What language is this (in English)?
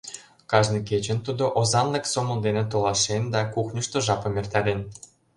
Mari